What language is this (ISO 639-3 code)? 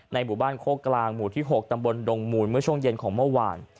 tha